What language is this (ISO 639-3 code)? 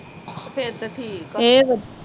pan